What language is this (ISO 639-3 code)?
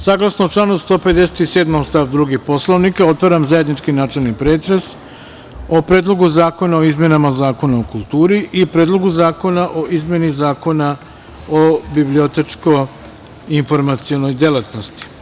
srp